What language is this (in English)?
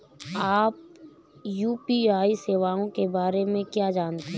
Hindi